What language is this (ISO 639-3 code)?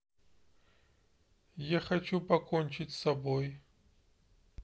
rus